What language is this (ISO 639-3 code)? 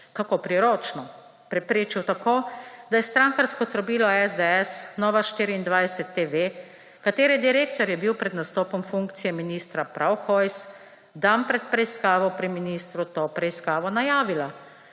slv